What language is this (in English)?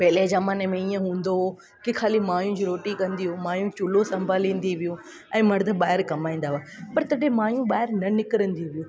Sindhi